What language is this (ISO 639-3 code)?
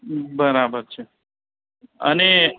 guj